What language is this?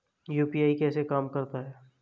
Hindi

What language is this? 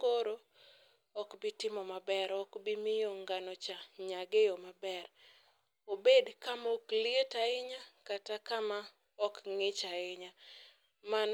Luo (Kenya and Tanzania)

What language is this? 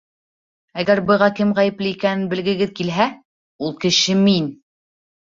Bashkir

